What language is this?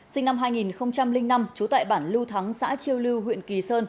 Vietnamese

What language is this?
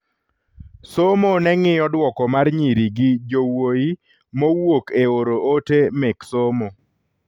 Luo (Kenya and Tanzania)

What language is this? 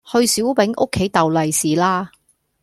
Cantonese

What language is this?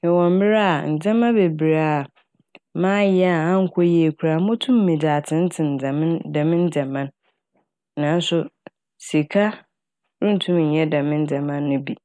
Akan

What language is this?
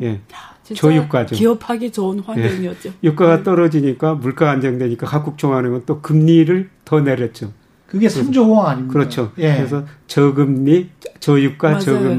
Korean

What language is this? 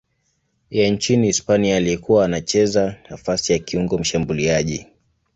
Swahili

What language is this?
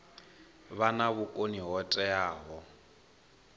Venda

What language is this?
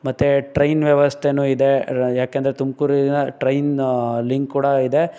Kannada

